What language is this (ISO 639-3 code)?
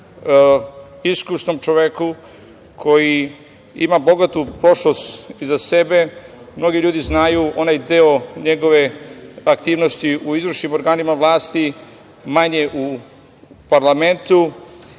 srp